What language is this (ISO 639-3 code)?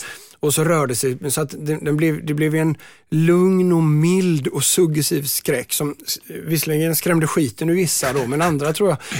swe